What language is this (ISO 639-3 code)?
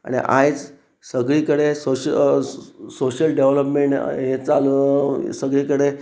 kok